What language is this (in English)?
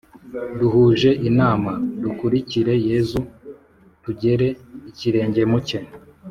Kinyarwanda